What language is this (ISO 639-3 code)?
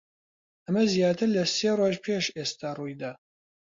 ckb